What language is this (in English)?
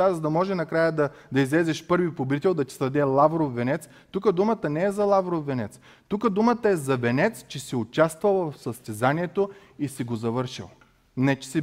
Bulgarian